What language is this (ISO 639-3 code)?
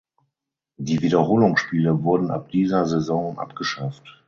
deu